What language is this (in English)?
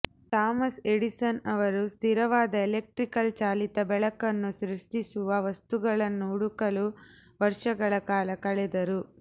Kannada